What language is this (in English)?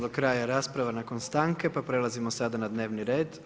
Croatian